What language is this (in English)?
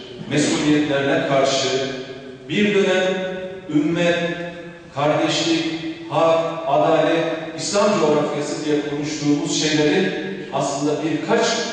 Turkish